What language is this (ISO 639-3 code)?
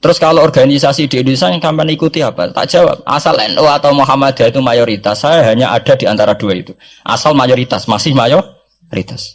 ind